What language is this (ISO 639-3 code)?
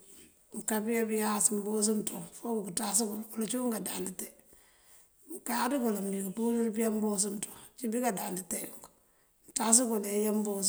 mfv